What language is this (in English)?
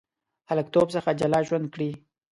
Pashto